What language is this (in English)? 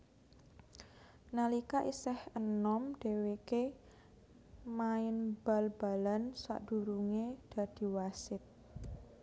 Javanese